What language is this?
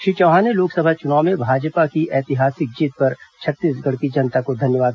Hindi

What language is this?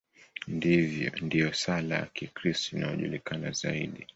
Swahili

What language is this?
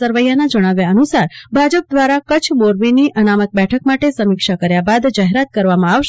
Gujarati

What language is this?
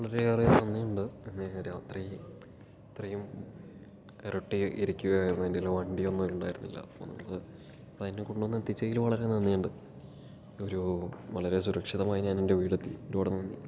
Malayalam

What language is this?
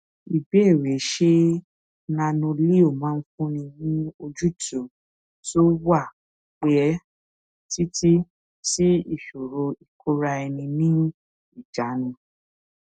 Yoruba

